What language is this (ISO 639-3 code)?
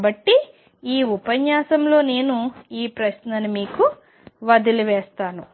tel